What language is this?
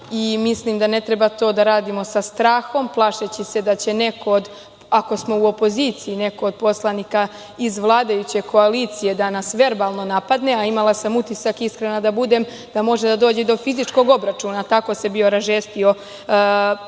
Serbian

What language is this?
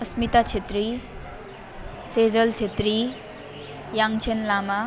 Nepali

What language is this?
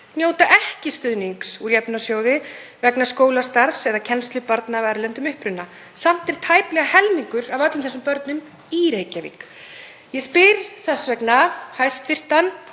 Icelandic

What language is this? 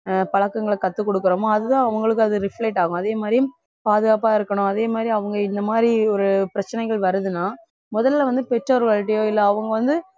Tamil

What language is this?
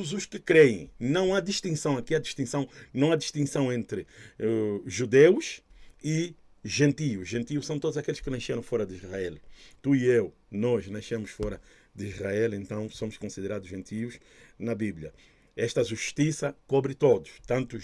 Portuguese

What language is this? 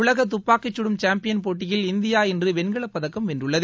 Tamil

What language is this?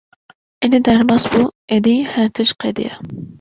Kurdish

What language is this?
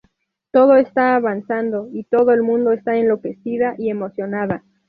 Spanish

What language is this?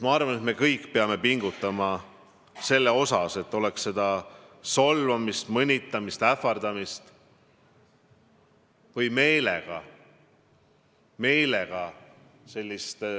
Estonian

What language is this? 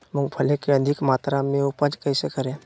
Magahi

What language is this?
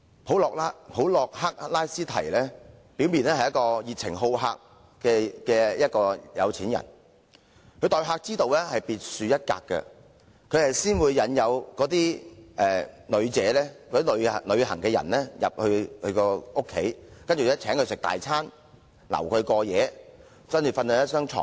Cantonese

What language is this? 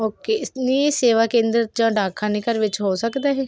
Punjabi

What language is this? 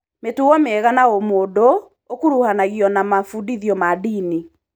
Kikuyu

